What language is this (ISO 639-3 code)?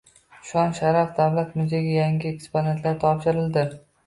uzb